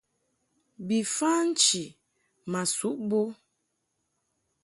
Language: Mungaka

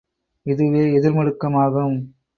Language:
Tamil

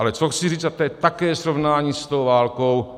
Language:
Czech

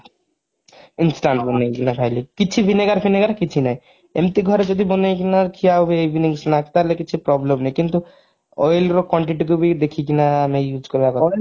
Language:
Odia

